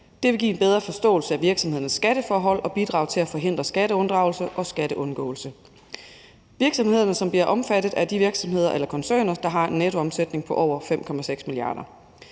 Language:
Danish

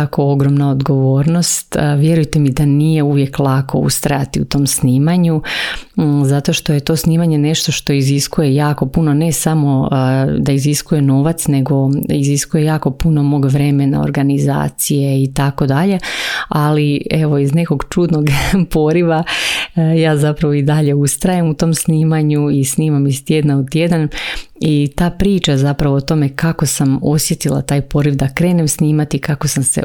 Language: Croatian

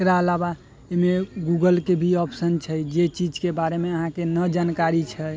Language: Maithili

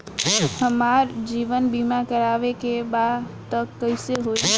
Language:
Bhojpuri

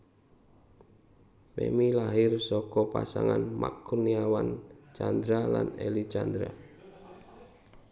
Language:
Javanese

